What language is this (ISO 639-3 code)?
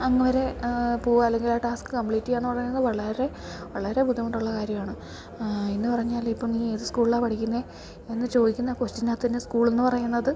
mal